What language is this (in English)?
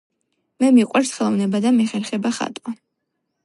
Georgian